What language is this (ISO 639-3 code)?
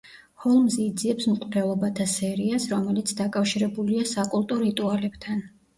kat